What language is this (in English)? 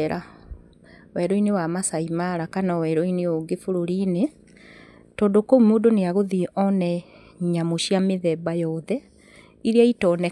Kikuyu